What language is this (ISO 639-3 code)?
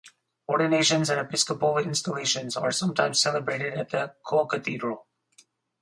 eng